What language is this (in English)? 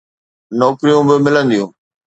Sindhi